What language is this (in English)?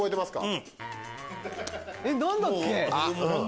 Japanese